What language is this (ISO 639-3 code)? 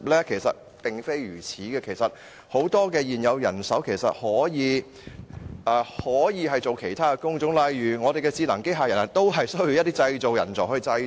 yue